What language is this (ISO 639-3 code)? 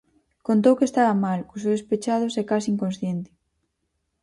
glg